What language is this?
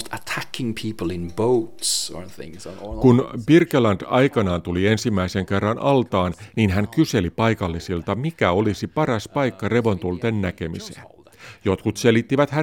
Finnish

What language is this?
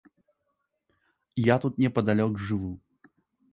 Belarusian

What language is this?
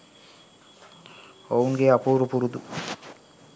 Sinhala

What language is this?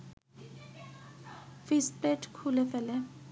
Bangla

